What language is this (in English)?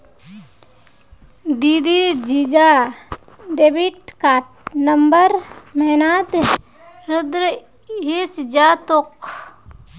Magahi